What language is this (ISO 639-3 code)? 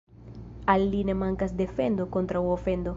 epo